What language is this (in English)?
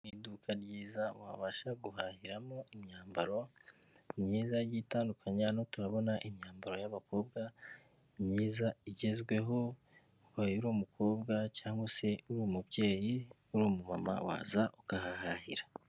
Kinyarwanda